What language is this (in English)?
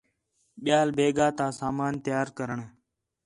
Khetrani